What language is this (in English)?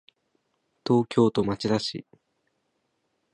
Japanese